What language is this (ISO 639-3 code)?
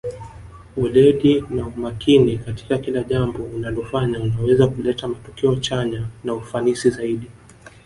swa